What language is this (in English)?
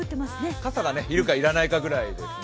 Japanese